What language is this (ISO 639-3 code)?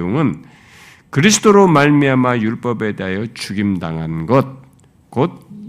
kor